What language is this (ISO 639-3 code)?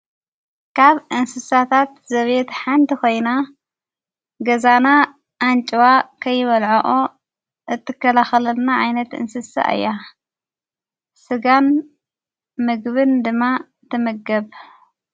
tir